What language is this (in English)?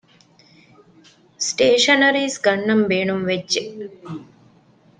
Divehi